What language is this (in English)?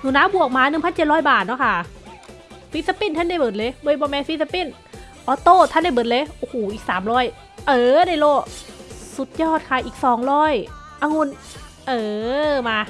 Thai